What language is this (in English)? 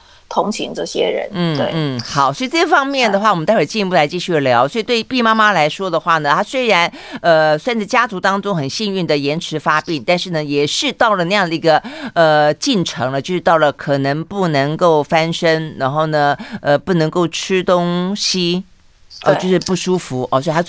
Chinese